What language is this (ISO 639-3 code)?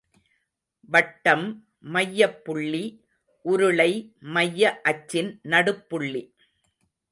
tam